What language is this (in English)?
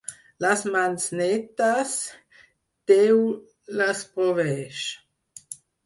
Catalan